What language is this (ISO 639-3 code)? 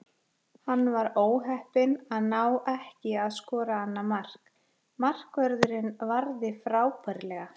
isl